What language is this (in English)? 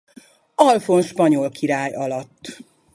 Hungarian